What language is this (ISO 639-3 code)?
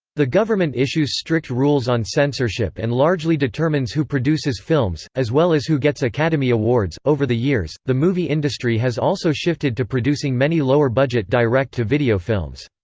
eng